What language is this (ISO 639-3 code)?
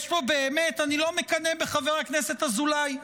heb